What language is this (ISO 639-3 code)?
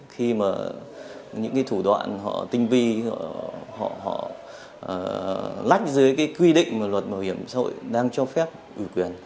vie